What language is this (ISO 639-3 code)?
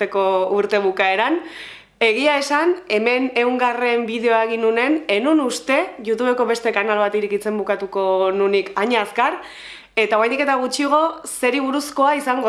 eus